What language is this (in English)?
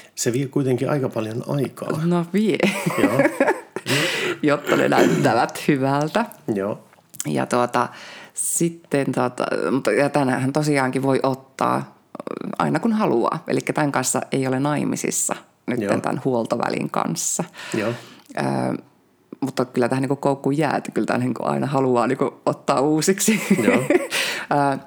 Finnish